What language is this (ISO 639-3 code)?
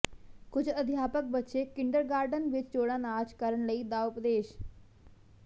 pan